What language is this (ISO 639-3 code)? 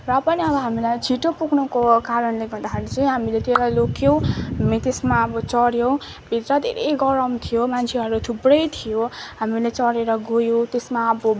nep